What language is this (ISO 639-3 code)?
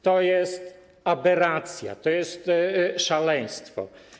pol